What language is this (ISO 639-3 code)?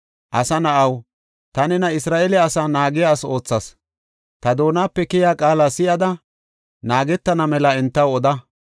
gof